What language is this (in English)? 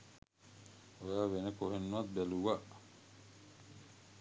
Sinhala